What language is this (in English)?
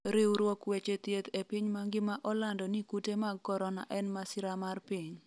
Luo (Kenya and Tanzania)